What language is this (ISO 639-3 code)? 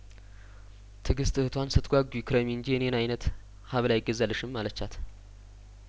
amh